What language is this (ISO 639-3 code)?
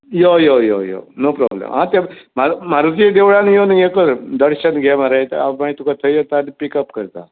kok